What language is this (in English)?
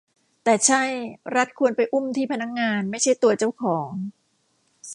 Thai